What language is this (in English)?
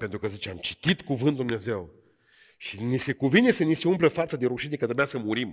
Romanian